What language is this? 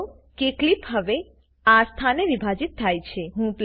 Gujarati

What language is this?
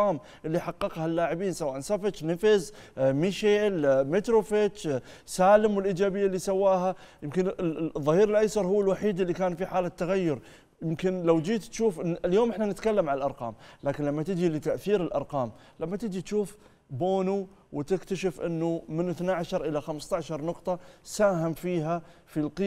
Arabic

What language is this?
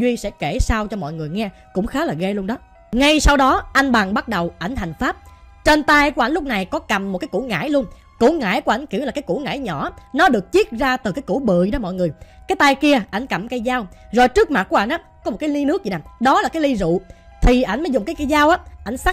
Vietnamese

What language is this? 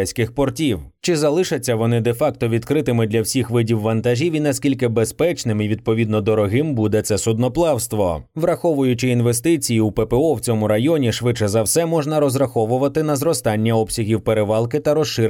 Ukrainian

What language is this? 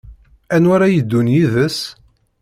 Kabyle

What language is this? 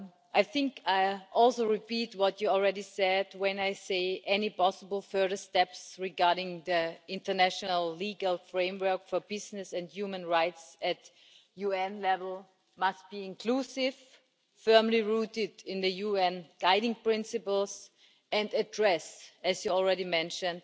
English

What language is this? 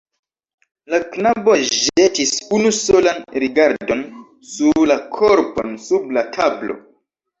Esperanto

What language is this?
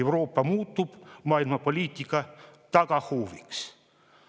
Estonian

